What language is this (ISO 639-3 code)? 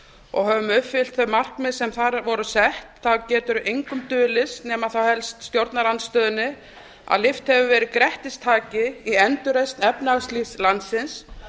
isl